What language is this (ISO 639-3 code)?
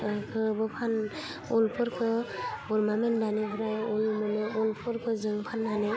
brx